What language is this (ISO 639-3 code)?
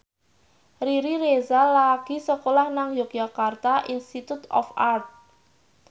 jav